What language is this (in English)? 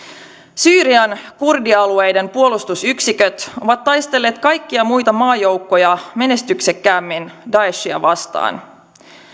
Finnish